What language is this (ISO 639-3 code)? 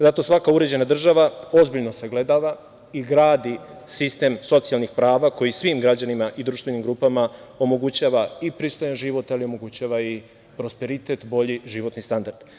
srp